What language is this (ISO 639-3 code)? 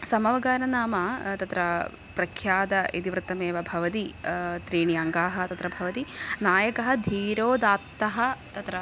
san